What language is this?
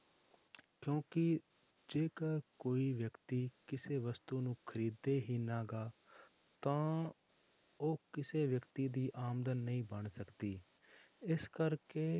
Punjabi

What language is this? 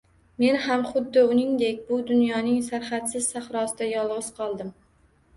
Uzbek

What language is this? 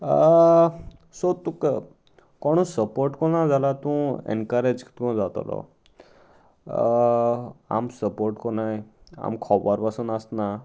Konkani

